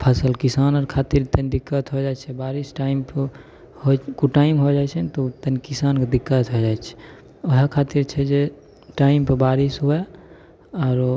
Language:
Maithili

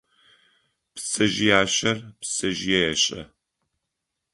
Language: Adyghe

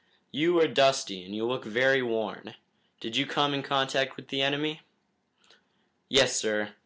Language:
English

